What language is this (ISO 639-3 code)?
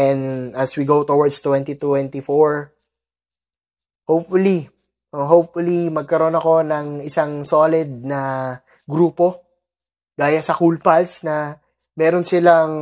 fil